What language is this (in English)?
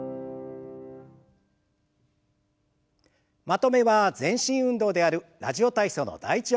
Japanese